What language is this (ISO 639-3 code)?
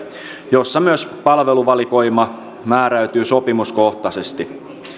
fin